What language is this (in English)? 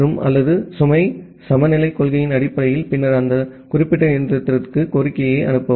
Tamil